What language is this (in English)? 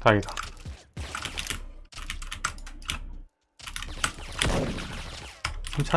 Korean